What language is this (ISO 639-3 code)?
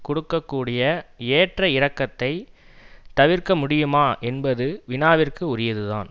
tam